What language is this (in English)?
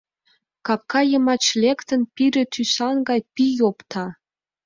Mari